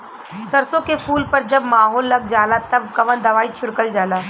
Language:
Bhojpuri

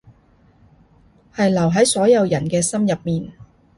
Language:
Cantonese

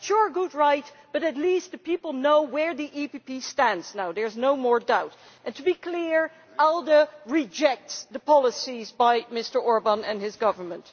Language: English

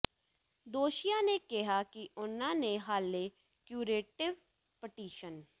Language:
Punjabi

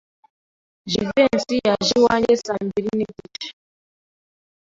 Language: Kinyarwanda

